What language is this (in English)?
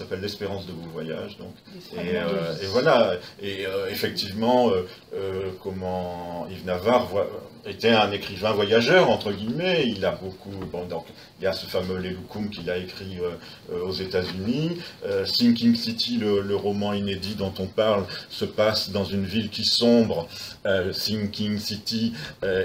French